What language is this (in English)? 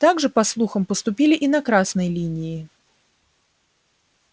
Russian